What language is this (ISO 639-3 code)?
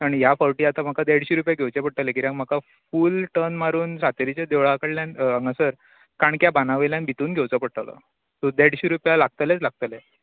kok